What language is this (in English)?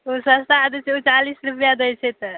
Maithili